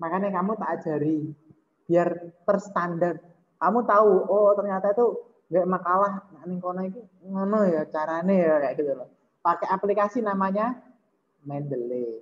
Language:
Indonesian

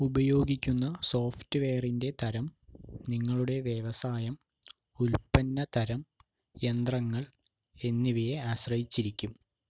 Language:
Malayalam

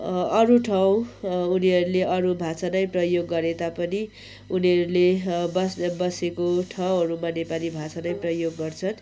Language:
Nepali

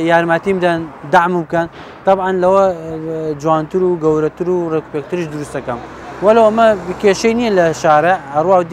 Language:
Romanian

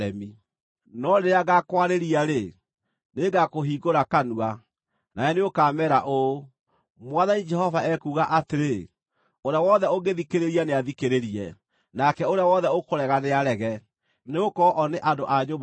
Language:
Kikuyu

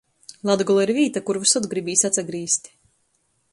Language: Latgalian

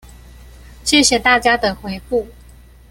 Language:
Chinese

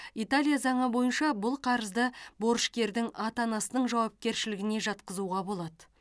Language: Kazakh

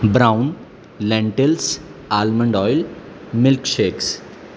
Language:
Urdu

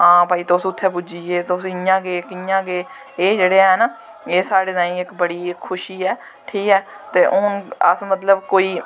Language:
Dogri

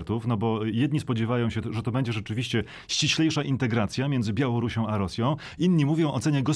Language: Polish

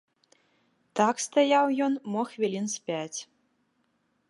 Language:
Belarusian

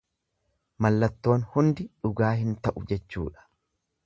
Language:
Oromo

